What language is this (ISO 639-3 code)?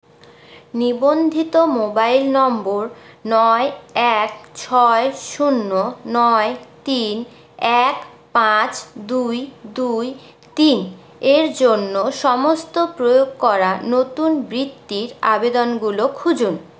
ben